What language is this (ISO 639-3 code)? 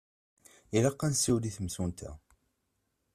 kab